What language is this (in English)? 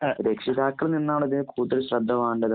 Malayalam